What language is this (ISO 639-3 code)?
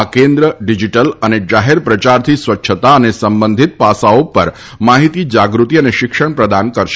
guj